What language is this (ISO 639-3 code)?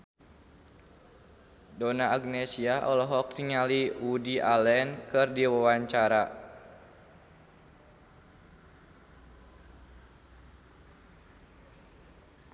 sun